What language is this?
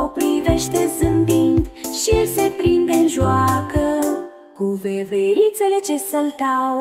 Romanian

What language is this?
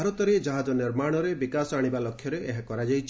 Odia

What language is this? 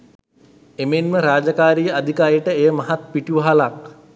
Sinhala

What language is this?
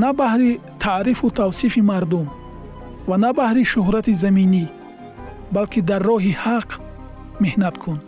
Persian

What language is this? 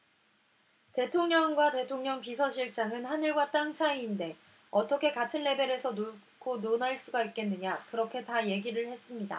Korean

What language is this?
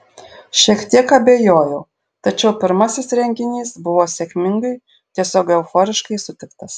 Lithuanian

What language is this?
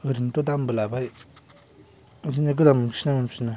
Bodo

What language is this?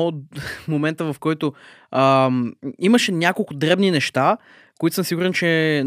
Bulgarian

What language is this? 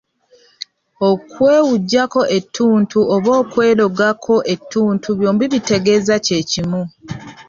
Ganda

